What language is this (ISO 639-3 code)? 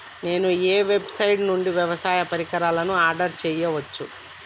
tel